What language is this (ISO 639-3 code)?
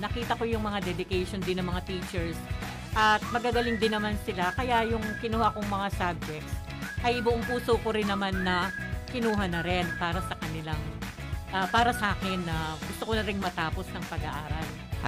fil